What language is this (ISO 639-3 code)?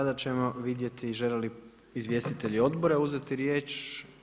hrv